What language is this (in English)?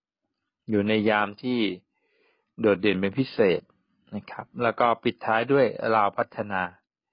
Thai